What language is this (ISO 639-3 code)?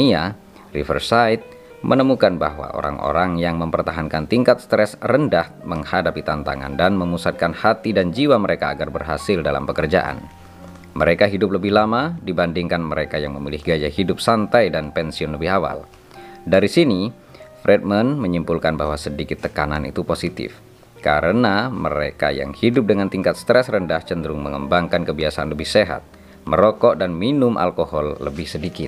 ind